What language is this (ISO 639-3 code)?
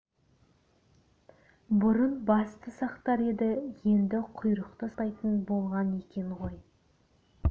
kaz